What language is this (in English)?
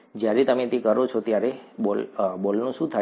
Gujarati